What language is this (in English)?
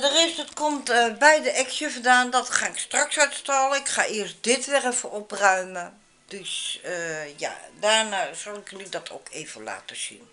Dutch